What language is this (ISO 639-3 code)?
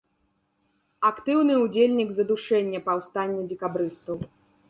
bel